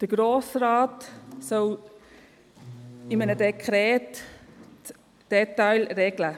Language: Swiss German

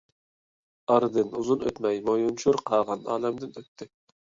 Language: Uyghur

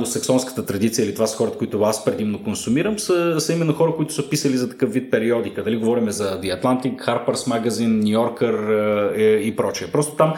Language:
Bulgarian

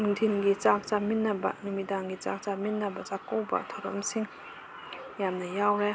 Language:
Manipuri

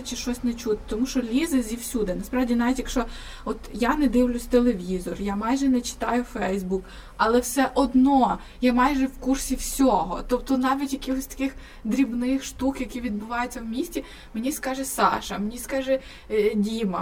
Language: Ukrainian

